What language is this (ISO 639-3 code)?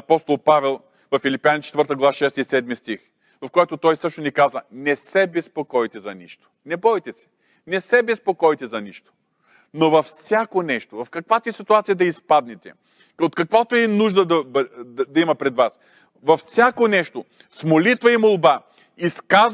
bul